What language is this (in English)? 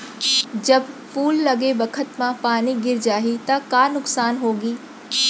Chhattisgarhi